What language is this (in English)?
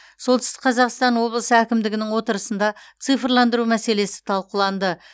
Kazakh